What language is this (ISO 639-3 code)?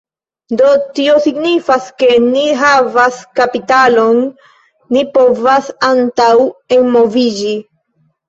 epo